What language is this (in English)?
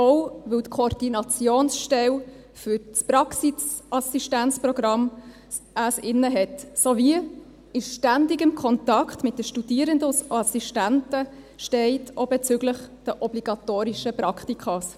Swiss German